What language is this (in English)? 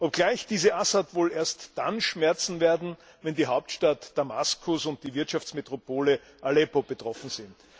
German